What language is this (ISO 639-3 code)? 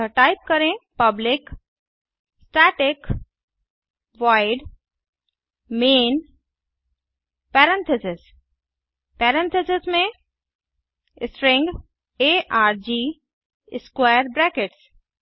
hin